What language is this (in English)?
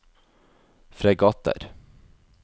Norwegian